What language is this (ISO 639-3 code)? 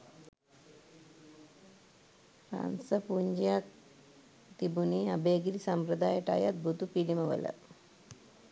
sin